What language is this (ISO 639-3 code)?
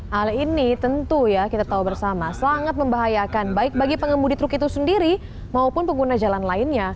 ind